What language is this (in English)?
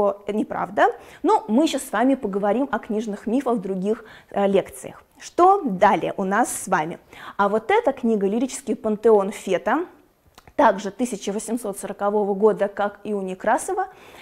Russian